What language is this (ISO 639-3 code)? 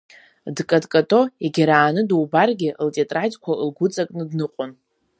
abk